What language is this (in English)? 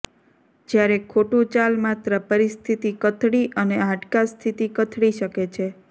Gujarati